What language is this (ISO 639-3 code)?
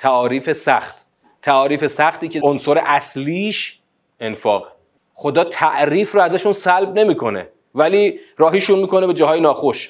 fas